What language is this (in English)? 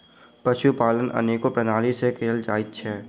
Maithili